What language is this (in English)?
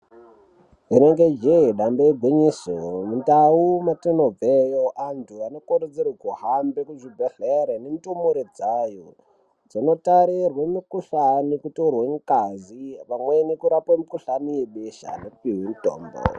Ndau